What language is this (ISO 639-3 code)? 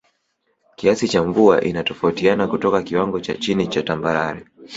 swa